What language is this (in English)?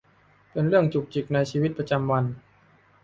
Thai